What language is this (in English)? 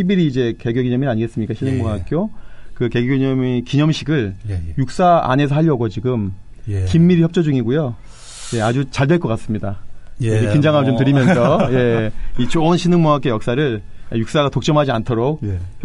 Korean